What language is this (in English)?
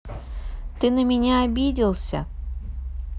Russian